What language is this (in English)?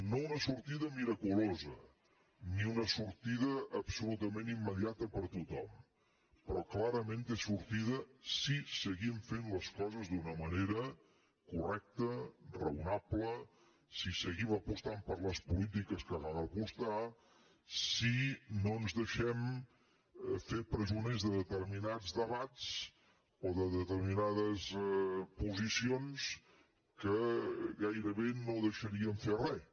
Catalan